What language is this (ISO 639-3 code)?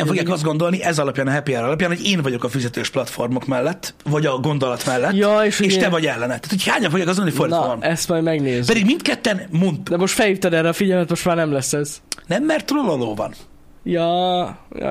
hun